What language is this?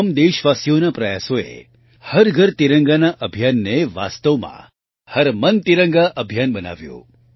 Gujarati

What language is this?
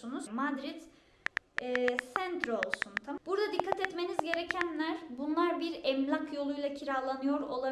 Turkish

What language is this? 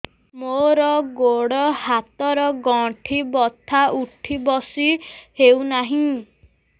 Odia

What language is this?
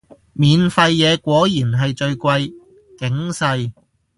Cantonese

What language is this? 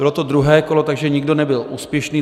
Czech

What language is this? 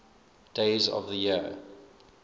English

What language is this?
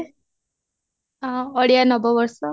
Odia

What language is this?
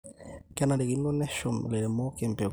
Masai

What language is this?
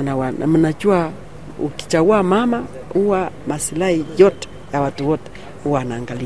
Swahili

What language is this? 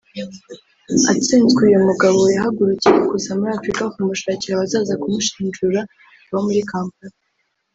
Kinyarwanda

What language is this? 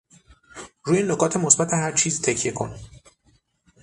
Persian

